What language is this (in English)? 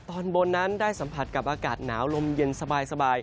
Thai